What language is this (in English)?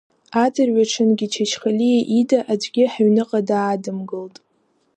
Abkhazian